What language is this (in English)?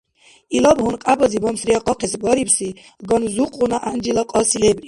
Dargwa